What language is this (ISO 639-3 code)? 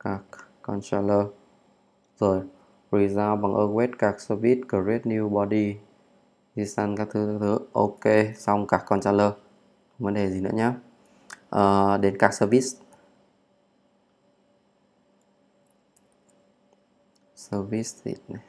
vie